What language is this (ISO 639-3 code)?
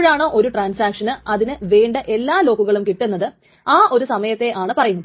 mal